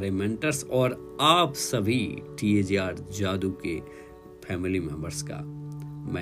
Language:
Hindi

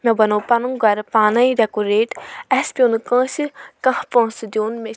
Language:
Kashmiri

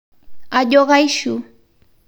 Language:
Masai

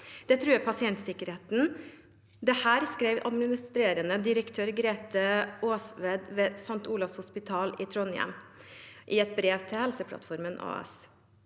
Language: Norwegian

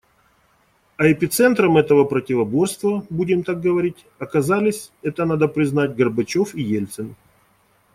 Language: Russian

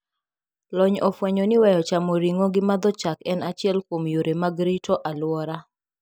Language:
Luo (Kenya and Tanzania)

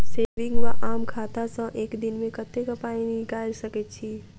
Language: Maithili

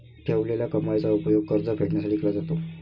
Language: Marathi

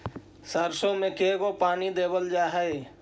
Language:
Magahi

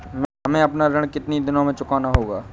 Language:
Hindi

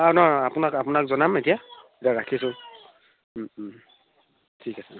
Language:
Assamese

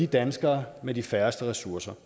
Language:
Danish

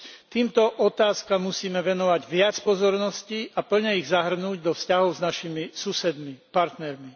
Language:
Slovak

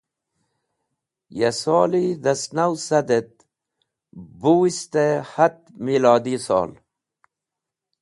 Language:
Wakhi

